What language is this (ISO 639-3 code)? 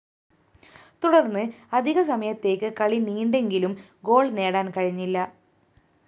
mal